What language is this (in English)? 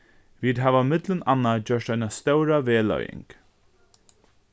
Faroese